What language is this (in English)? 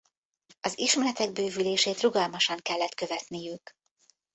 Hungarian